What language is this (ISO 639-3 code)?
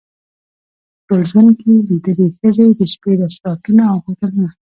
pus